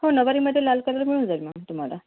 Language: Marathi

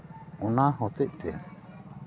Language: Santali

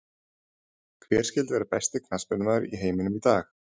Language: Icelandic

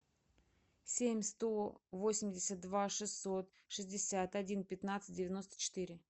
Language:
Russian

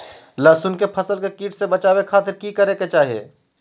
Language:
Magahi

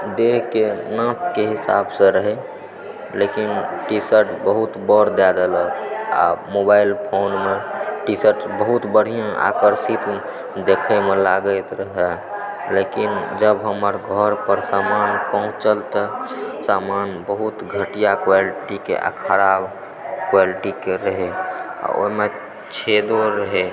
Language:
Maithili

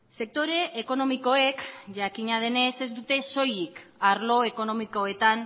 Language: Basque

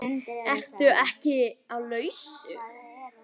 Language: Icelandic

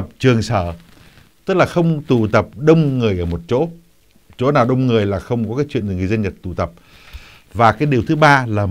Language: Vietnamese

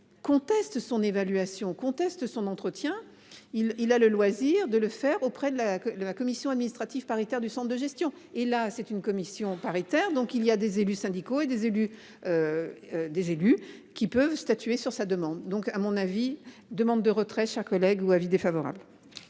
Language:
French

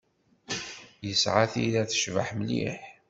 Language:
Kabyle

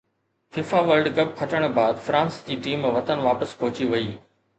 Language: Sindhi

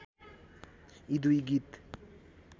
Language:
Nepali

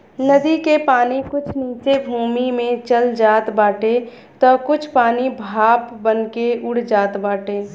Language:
Bhojpuri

